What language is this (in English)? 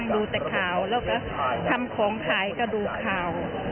Thai